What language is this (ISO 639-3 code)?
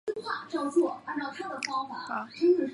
zho